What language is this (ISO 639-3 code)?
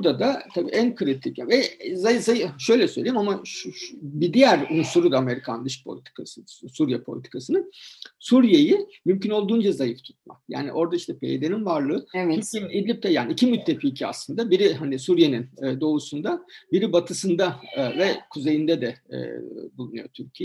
tur